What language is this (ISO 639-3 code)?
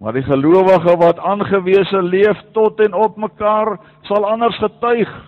nld